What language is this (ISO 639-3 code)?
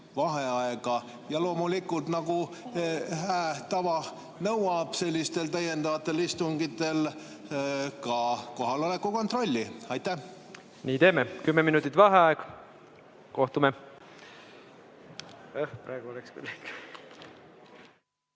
est